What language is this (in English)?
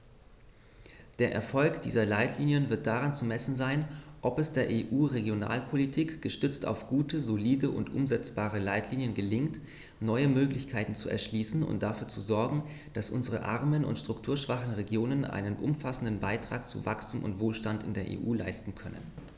German